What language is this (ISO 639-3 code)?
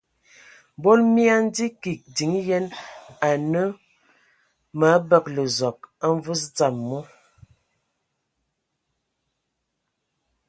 ewo